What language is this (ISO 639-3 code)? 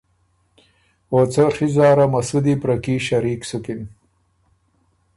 oru